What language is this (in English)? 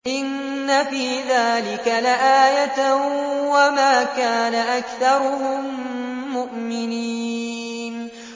Arabic